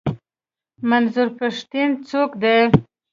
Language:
Pashto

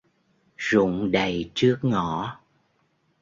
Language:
Vietnamese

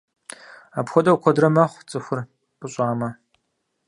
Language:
Kabardian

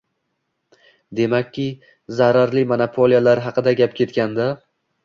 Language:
Uzbek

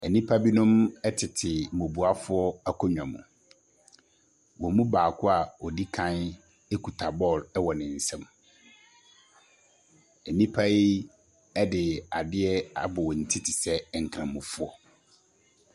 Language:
Akan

